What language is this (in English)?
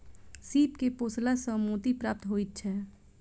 Maithili